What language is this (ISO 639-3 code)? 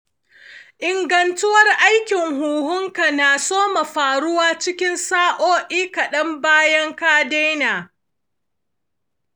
hau